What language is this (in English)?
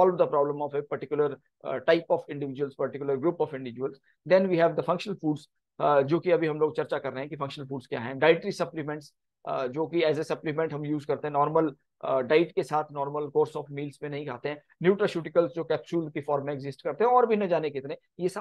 Hindi